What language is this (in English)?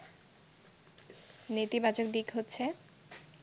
Bangla